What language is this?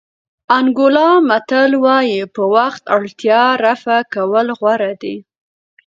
Pashto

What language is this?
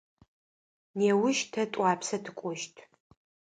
Adyghe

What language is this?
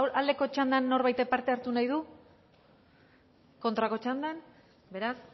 Basque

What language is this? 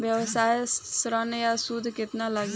Bhojpuri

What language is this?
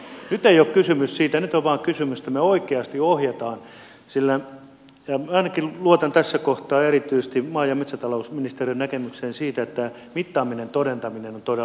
Finnish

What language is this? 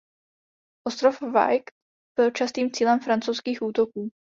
Czech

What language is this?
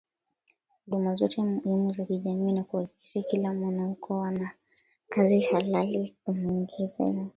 Swahili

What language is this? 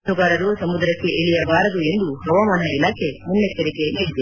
Kannada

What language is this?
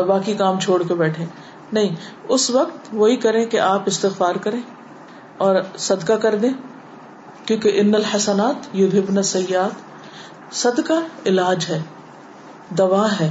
Urdu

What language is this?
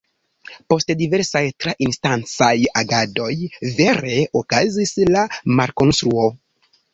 Esperanto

